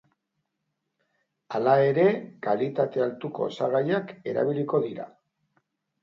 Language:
Basque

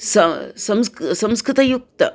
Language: Sanskrit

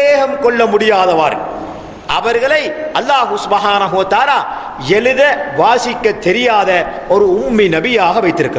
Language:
Arabic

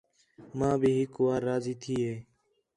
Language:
Khetrani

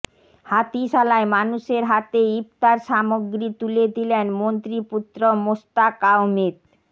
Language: Bangla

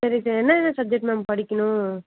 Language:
Tamil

